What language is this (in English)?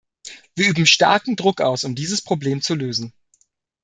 German